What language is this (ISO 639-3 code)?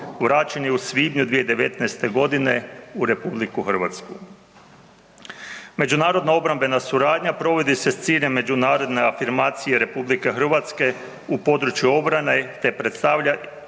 hrv